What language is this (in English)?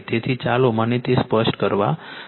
Gujarati